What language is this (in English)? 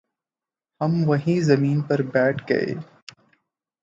Urdu